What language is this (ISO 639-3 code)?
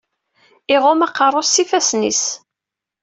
kab